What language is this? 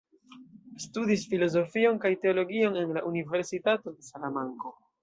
Esperanto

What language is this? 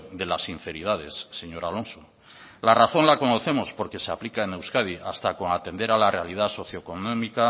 Spanish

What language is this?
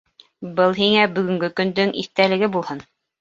Bashkir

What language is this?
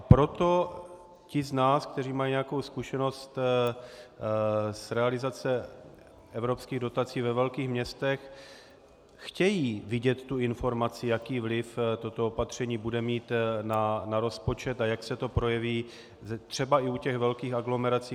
Czech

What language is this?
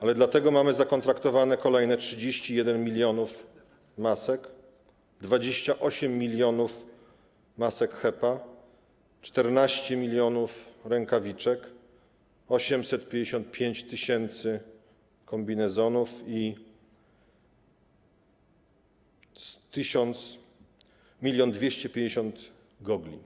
Polish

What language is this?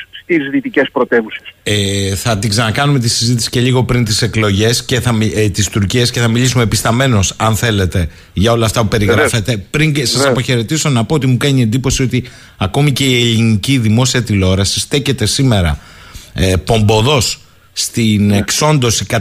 Greek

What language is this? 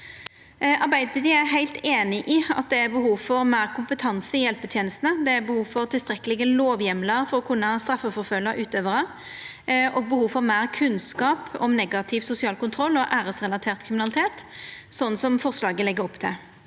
Norwegian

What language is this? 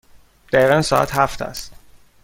Persian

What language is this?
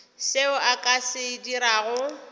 Northern Sotho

